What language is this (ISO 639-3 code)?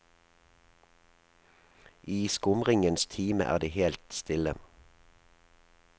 nor